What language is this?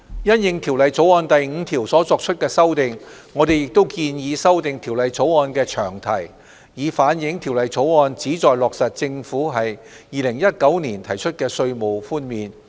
Cantonese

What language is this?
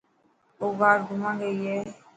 Dhatki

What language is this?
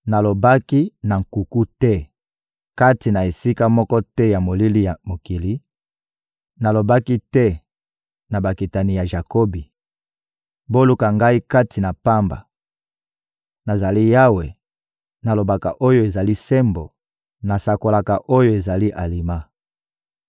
Lingala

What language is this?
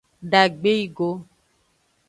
Aja (Benin)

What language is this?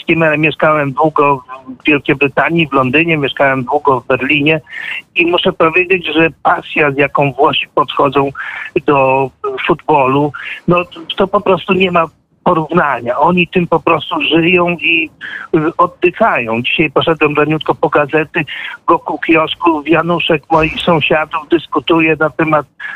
Polish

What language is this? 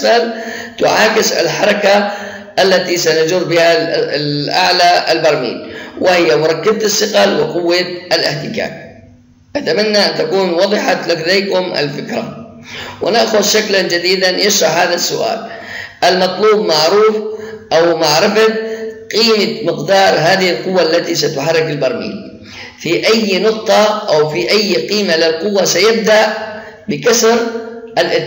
Arabic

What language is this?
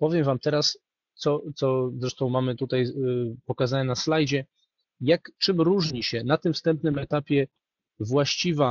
Polish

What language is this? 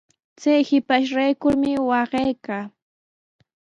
Sihuas Ancash Quechua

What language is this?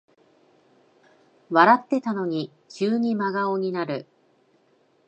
Japanese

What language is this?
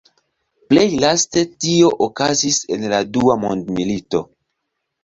Esperanto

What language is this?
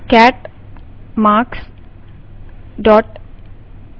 Hindi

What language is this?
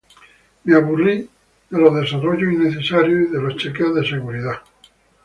Spanish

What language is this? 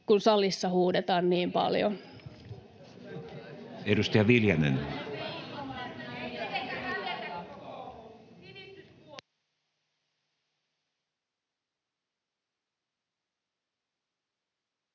Finnish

